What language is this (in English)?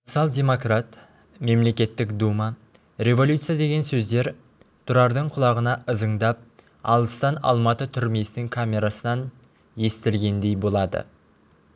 Kazakh